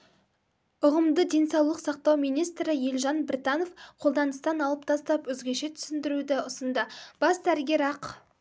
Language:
Kazakh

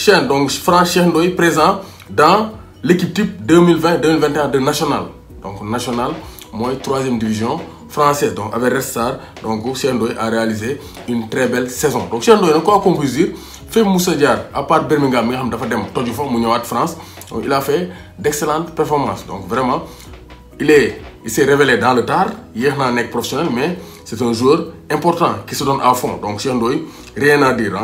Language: French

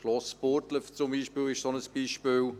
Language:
Swiss German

